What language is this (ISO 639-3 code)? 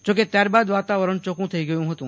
guj